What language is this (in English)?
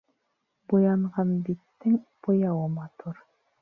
Bashkir